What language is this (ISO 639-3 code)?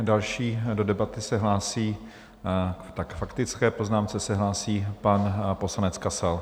ces